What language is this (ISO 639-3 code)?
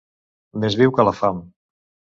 cat